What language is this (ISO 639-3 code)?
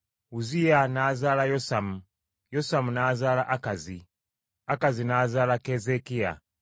lug